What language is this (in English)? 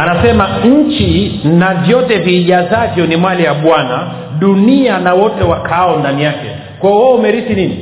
Swahili